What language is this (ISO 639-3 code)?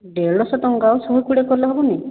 ori